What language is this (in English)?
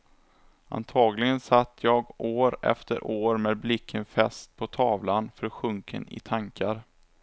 Swedish